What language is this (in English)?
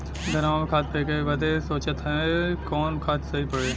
Bhojpuri